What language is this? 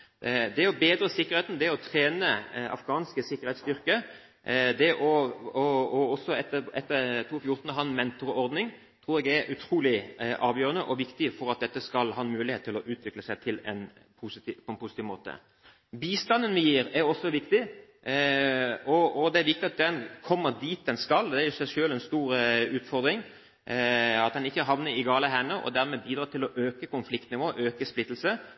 Norwegian Bokmål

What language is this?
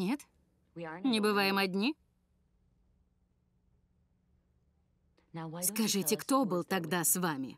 Russian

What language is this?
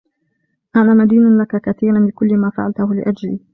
Arabic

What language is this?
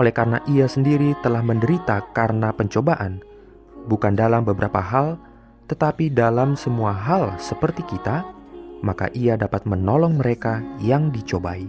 Indonesian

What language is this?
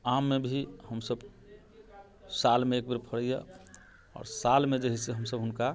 Maithili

